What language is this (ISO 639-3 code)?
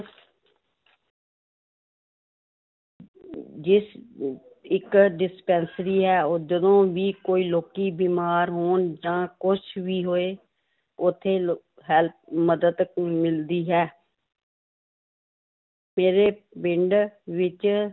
pan